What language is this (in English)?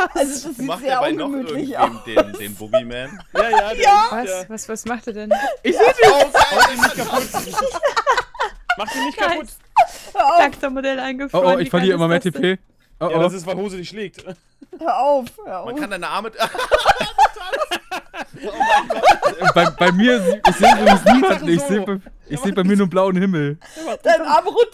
German